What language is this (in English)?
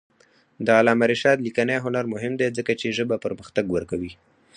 Pashto